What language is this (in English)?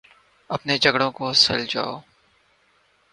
Urdu